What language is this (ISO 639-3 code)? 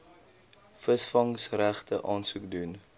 afr